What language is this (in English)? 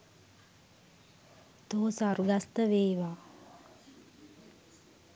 Sinhala